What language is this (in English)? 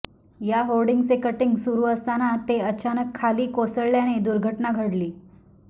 Marathi